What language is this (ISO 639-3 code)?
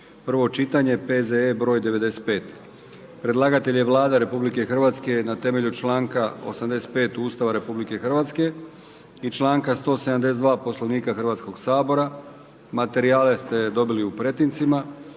hrv